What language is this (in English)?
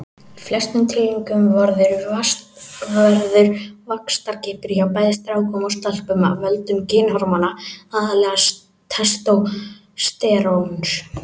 Icelandic